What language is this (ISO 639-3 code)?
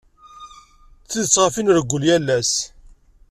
kab